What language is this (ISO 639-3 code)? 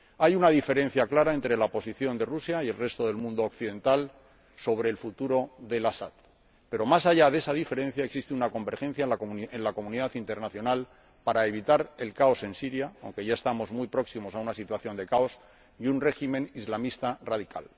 spa